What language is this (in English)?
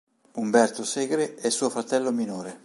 Italian